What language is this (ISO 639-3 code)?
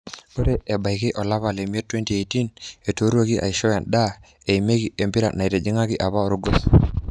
mas